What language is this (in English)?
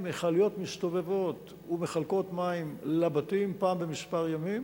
Hebrew